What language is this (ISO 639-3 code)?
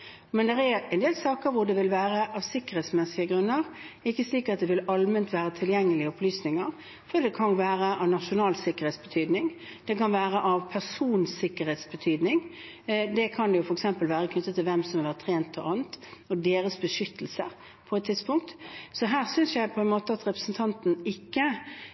nob